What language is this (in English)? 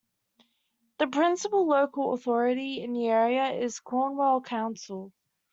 English